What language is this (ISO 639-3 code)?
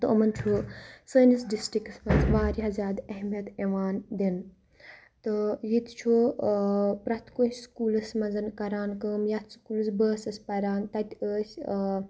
kas